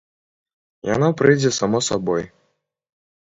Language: Belarusian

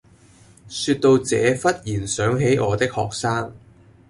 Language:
Cantonese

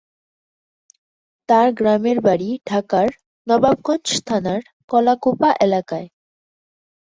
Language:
Bangla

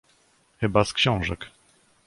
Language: Polish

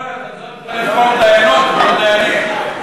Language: Hebrew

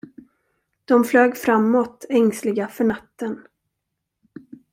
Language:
Swedish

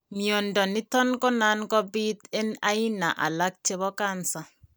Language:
Kalenjin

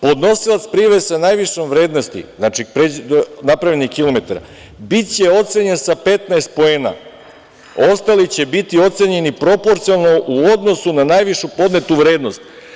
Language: Serbian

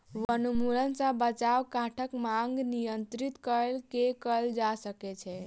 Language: Maithili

